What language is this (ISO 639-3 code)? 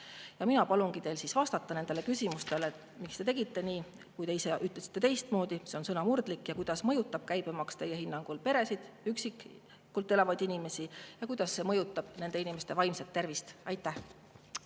est